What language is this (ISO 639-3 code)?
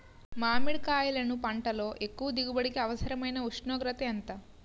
tel